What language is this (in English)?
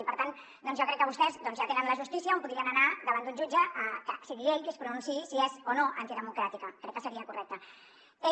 Catalan